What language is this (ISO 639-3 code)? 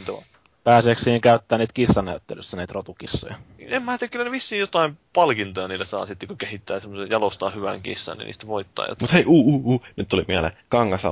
fin